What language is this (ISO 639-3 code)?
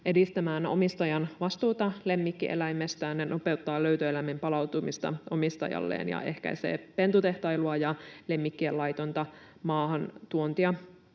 fin